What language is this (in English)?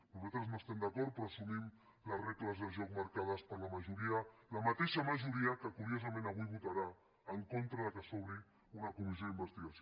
Catalan